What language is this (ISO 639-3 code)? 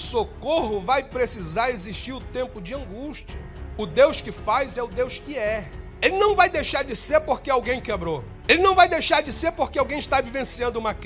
por